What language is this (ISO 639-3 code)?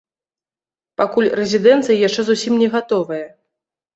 bel